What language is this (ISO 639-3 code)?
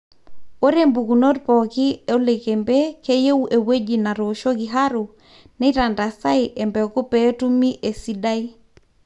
mas